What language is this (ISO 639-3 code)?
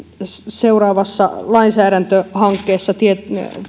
fin